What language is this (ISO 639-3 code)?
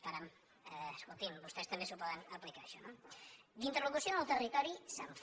cat